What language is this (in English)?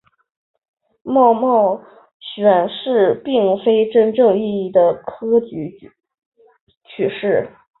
Chinese